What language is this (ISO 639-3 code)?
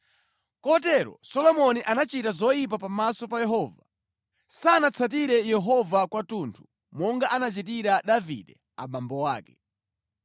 nya